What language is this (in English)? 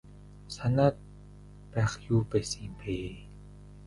Mongolian